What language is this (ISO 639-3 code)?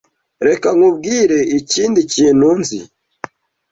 kin